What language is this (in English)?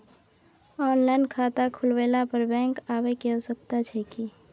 Maithili